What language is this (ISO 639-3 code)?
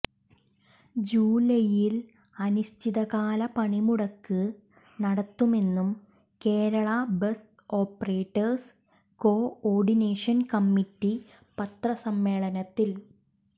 mal